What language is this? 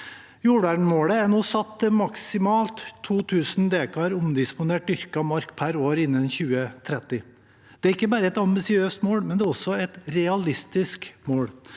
Norwegian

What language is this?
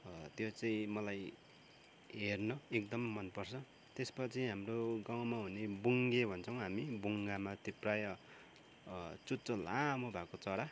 Nepali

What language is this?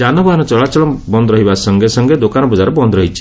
Odia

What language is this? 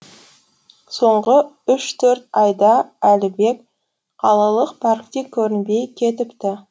Kazakh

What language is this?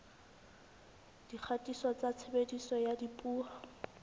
Southern Sotho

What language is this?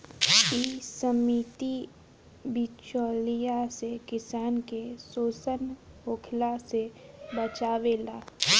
Bhojpuri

